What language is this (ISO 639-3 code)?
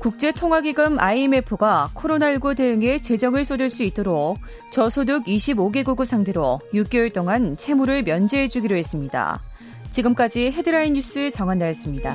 kor